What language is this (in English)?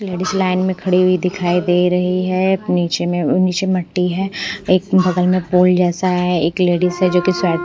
Hindi